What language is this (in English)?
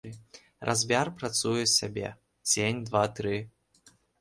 Belarusian